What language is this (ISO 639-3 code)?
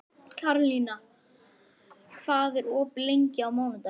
isl